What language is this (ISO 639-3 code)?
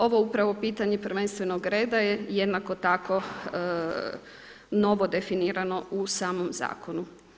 hrv